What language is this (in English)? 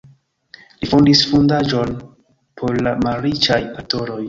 Esperanto